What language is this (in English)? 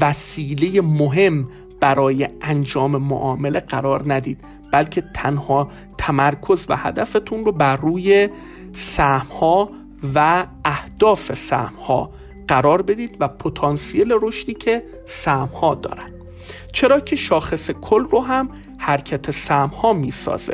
Persian